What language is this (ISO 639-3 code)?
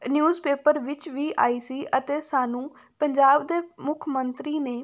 pan